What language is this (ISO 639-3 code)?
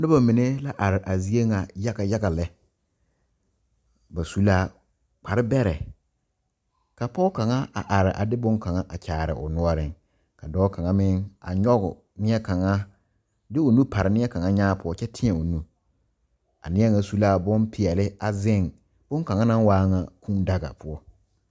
dga